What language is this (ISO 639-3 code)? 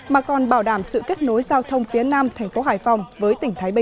vie